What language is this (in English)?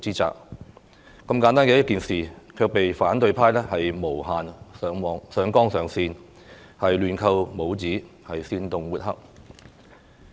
Cantonese